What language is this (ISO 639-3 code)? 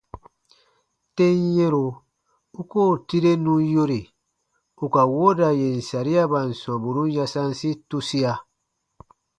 bba